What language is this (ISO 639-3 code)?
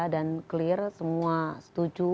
ind